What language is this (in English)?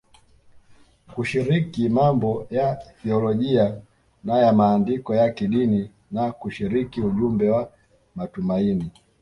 Swahili